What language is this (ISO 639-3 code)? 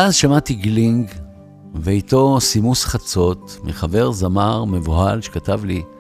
heb